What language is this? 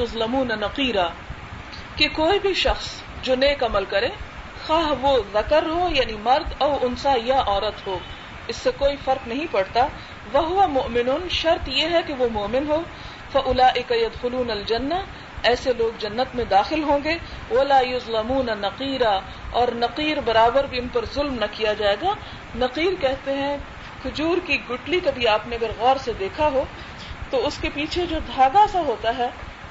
Urdu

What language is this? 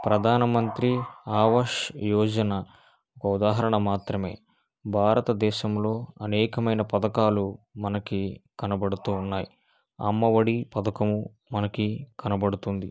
Telugu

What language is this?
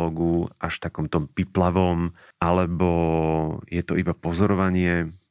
Slovak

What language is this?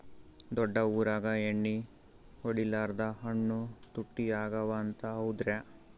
Kannada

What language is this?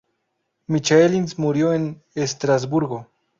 Spanish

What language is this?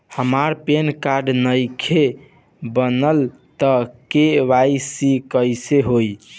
Bhojpuri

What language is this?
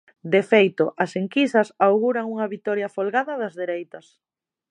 Galician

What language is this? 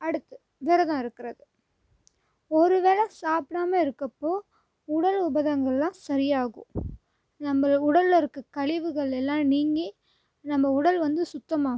Tamil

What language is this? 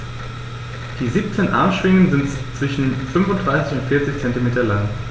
German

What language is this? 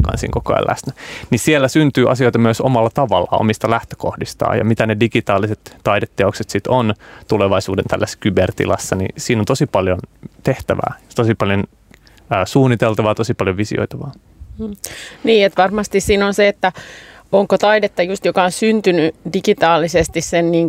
Finnish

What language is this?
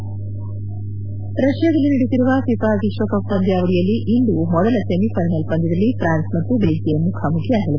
Kannada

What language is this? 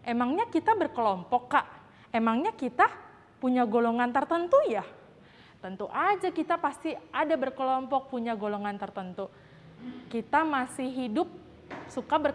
Indonesian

